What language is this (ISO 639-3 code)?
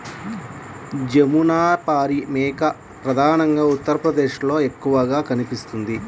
tel